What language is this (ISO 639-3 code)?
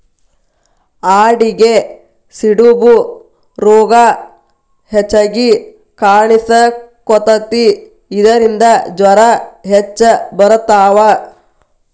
kan